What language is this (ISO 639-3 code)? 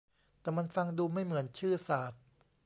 tha